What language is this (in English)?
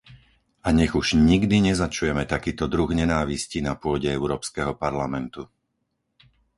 Slovak